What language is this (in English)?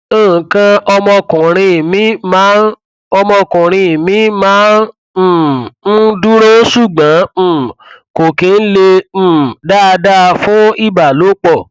Yoruba